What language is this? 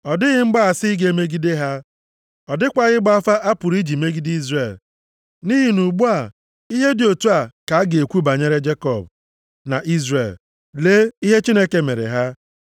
Igbo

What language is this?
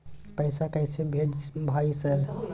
Maithili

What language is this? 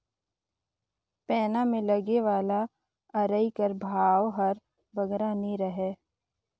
Chhattisgarhi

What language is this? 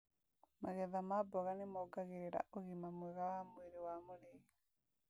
Kikuyu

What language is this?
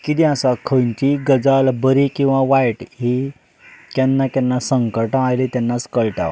Konkani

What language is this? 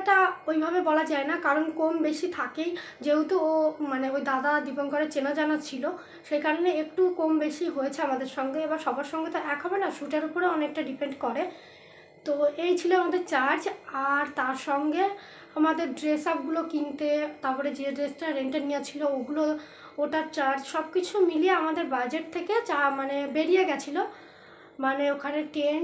Hindi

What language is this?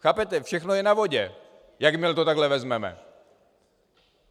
Czech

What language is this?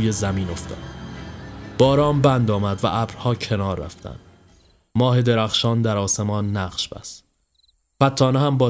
Persian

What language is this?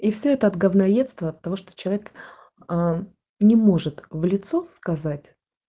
Russian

